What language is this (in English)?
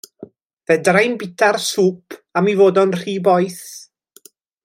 Welsh